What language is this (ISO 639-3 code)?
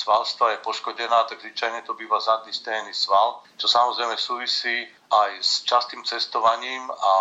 slk